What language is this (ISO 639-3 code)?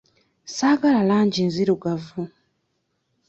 lug